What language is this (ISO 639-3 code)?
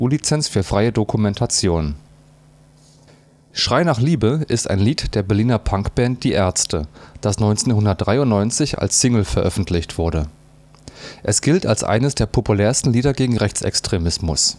deu